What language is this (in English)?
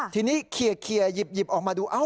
Thai